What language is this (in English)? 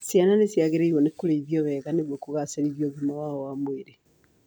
Kikuyu